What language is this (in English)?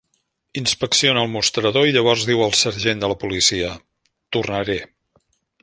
Catalan